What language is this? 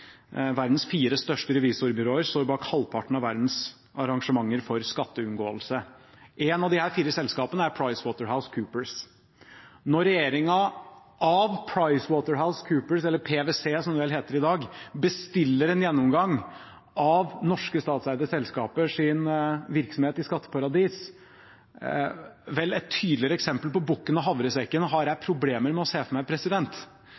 Norwegian Bokmål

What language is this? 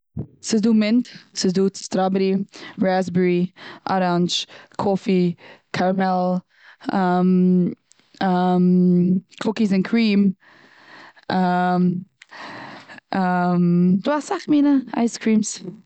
Yiddish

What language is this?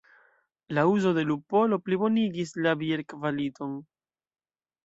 Esperanto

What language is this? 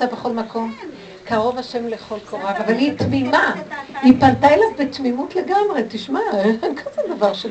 Hebrew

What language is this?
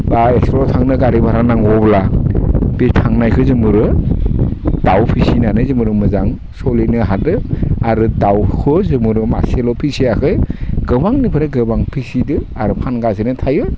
Bodo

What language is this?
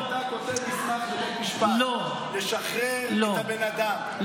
Hebrew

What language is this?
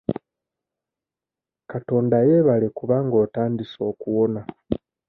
Ganda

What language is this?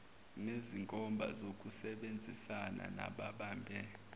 Zulu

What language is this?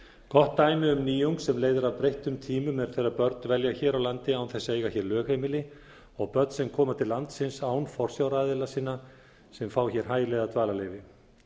Icelandic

